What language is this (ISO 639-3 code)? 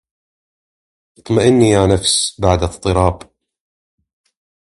ara